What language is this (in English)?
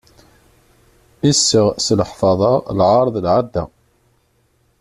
Kabyle